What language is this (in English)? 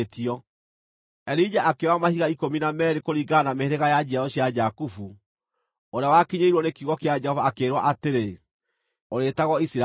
Kikuyu